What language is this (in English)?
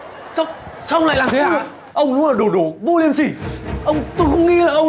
Vietnamese